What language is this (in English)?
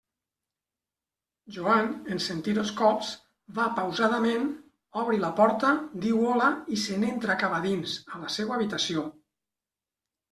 Catalan